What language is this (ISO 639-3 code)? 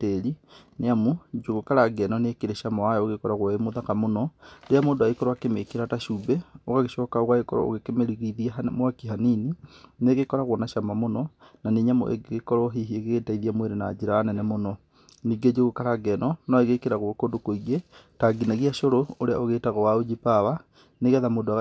kik